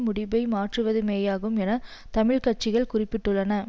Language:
Tamil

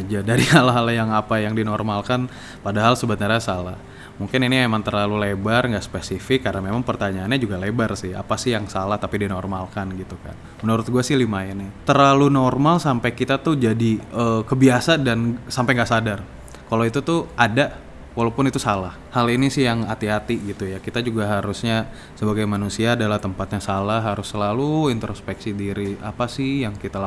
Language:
Indonesian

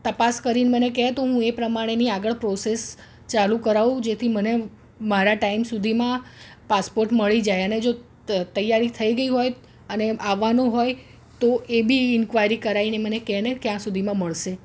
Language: Gujarati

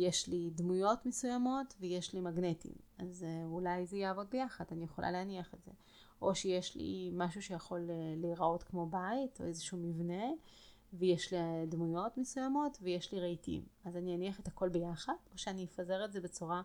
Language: Hebrew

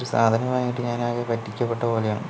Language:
Malayalam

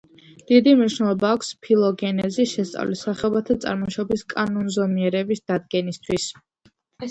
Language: Georgian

